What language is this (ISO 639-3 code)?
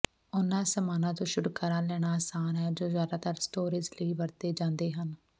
pan